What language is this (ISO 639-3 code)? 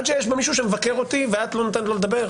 heb